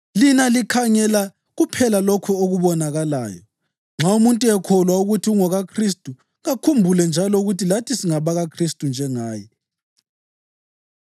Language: North Ndebele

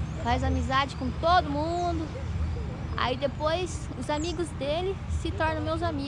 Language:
Portuguese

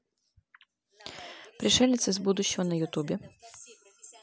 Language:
Russian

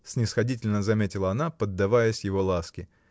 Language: Russian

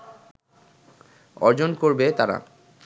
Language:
Bangla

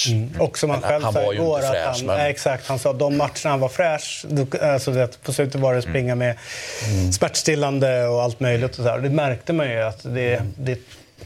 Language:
Swedish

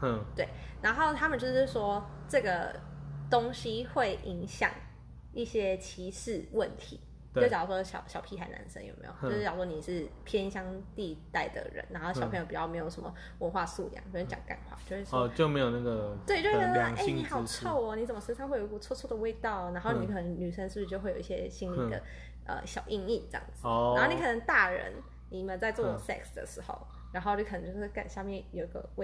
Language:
Chinese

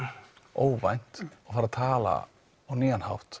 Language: Icelandic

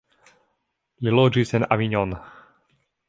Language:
Esperanto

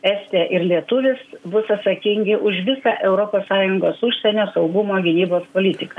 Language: Lithuanian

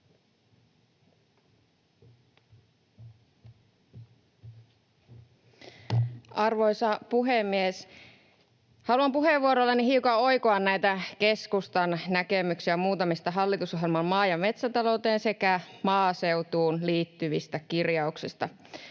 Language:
Finnish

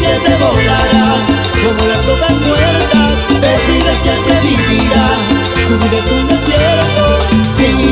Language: Spanish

